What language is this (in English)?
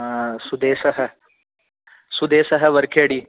Sanskrit